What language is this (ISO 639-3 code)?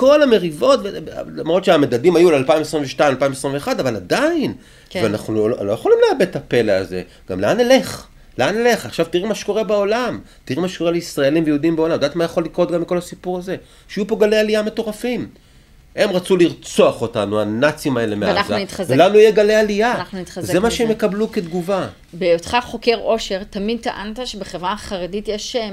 heb